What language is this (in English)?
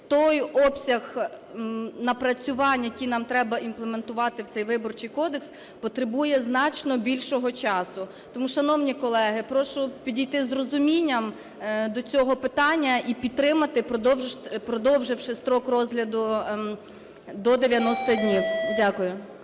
Ukrainian